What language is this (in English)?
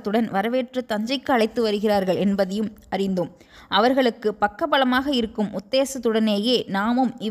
Tamil